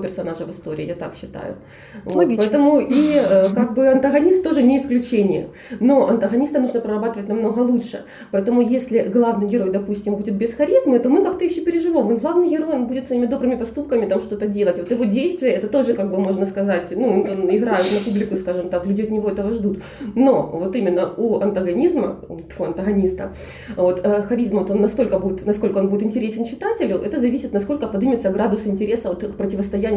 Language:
Russian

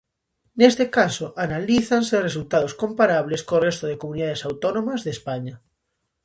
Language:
Galician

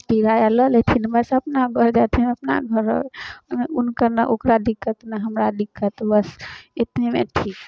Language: Maithili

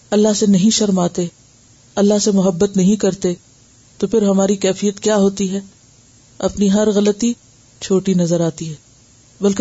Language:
Urdu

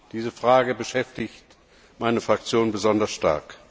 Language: German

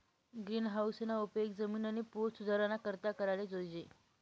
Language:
Marathi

